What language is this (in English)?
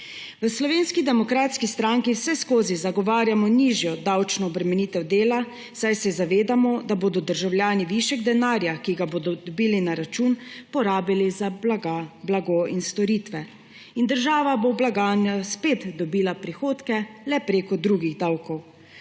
Slovenian